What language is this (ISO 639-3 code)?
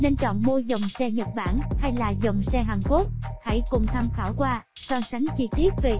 vie